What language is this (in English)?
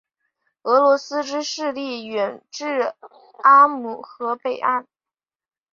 Chinese